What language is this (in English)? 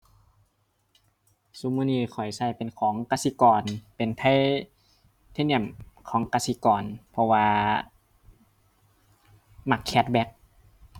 Thai